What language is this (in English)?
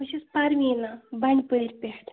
Kashmiri